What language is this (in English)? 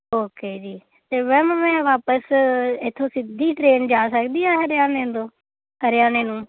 Punjabi